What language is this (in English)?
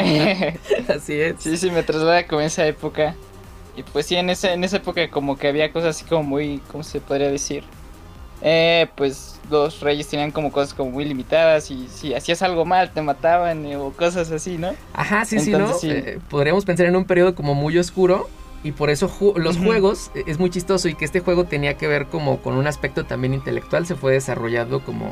Spanish